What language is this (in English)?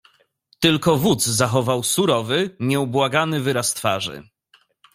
Polish